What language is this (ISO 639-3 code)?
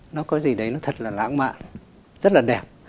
vie